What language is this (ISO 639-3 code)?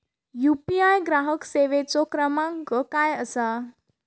mar